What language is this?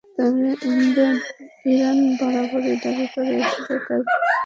Bangla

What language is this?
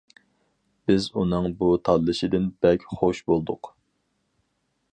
Uyghur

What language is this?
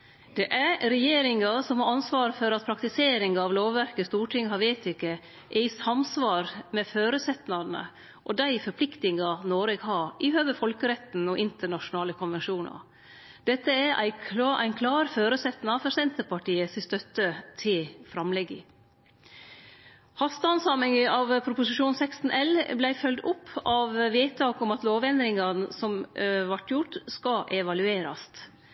Norwegian Nynorsk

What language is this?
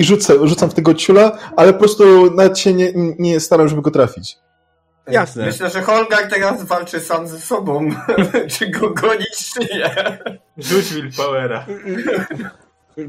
Polish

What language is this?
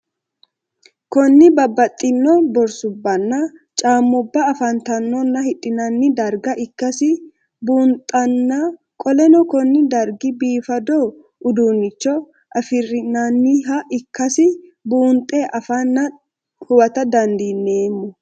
Sidamo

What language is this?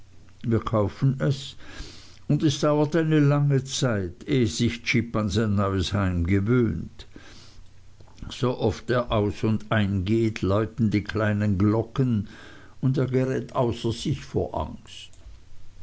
German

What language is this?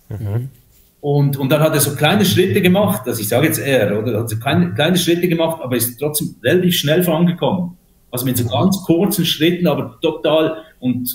German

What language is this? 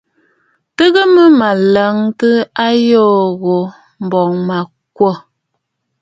Bafut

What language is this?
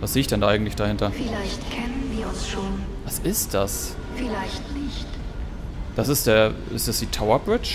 German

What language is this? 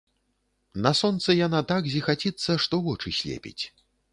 Belarusian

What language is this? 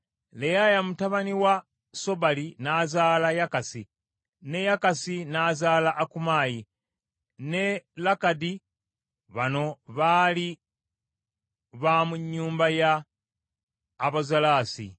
Ganda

